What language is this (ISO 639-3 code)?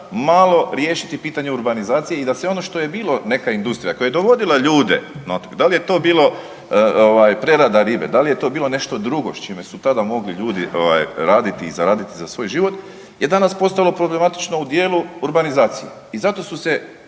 hrv